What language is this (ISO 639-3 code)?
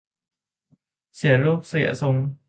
tha